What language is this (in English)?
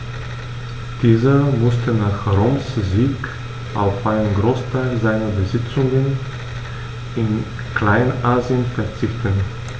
German